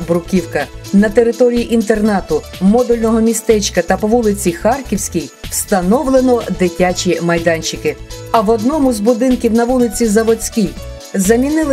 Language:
Ukrainian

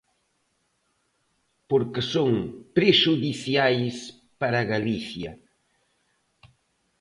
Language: Galician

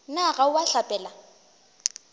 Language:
Northern Sotho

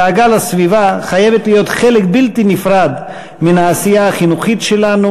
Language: Hebrew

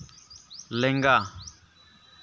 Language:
Santali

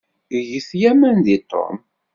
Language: Kabyle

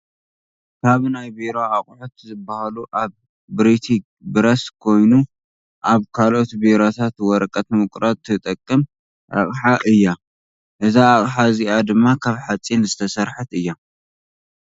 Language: Tigrinya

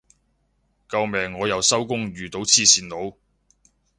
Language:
Cantonese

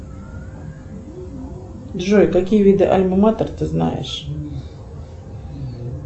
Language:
Russian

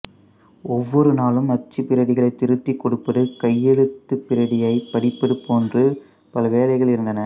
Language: Tamil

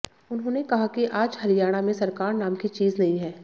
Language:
Hindi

